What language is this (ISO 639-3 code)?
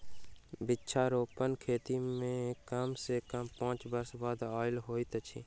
mai